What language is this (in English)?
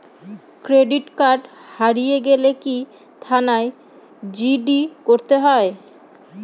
Bangla